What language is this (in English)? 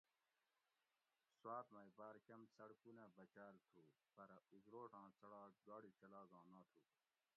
Gawri